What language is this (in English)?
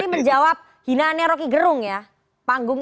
Indonesian